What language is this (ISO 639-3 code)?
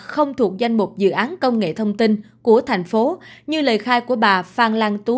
vie